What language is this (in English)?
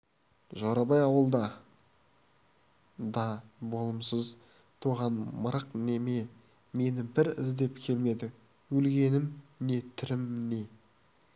Kazakh